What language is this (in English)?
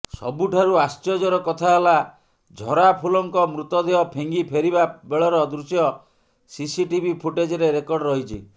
Odia